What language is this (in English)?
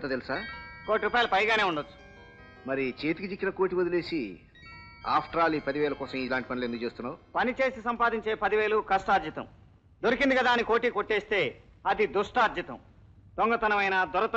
Telugu